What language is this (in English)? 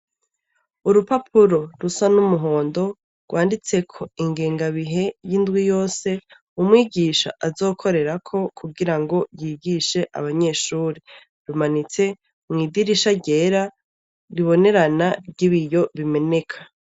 Rundi